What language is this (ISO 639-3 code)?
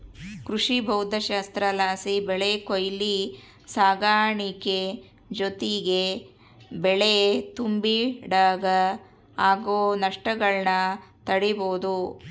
kan